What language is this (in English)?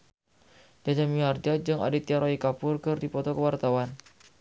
Sundanese